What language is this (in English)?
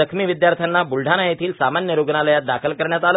Marathi